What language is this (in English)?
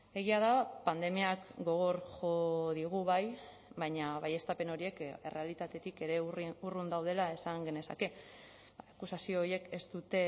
Basque